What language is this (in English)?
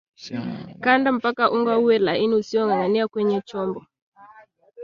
Swahili